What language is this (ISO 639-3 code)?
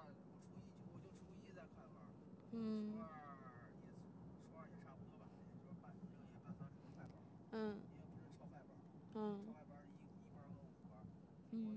zho